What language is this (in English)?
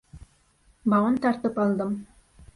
Bashkir